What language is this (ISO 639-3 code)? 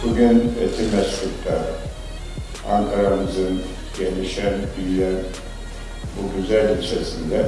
tur